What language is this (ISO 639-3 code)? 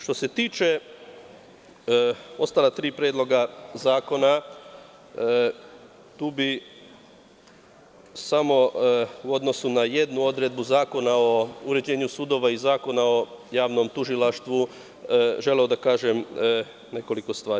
srp